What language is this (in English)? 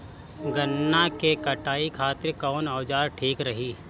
Bhojpuri